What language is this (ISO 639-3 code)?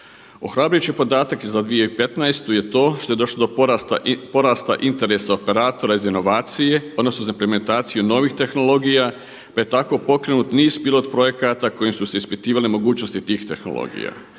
hrv